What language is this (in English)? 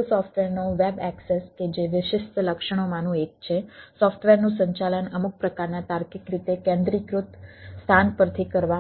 Gujarati